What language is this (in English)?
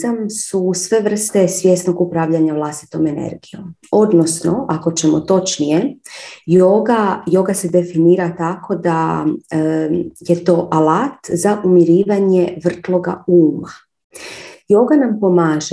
Croatian